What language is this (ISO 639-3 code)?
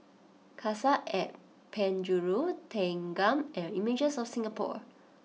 eng